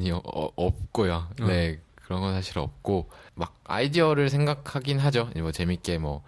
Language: Korean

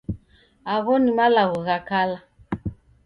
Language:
Taita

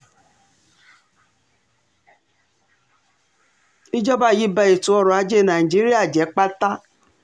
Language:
Yoruba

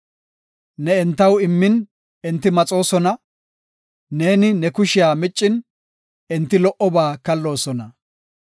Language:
Gofa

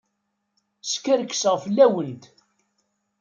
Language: Kabyle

